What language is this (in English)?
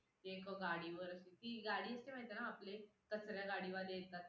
Marathi